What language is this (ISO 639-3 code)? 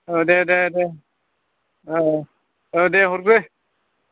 brx